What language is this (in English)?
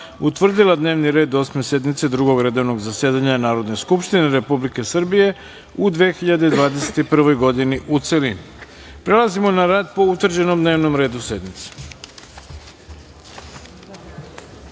Serbian